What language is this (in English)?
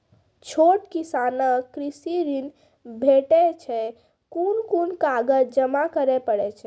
Maithili